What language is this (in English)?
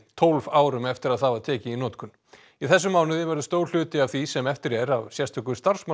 Icelandic